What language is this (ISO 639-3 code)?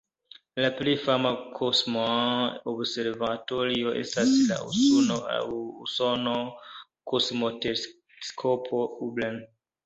epo